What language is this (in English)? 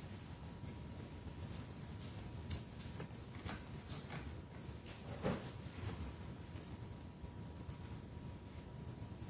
English